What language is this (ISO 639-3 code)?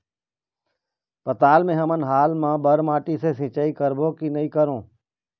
hne